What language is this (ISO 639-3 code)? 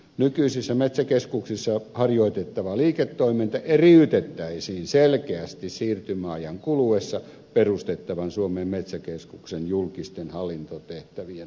fin